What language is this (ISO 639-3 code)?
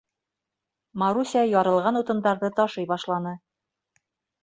bak